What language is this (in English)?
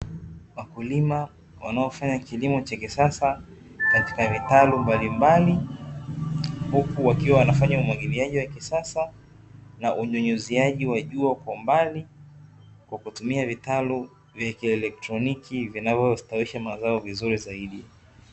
Swahili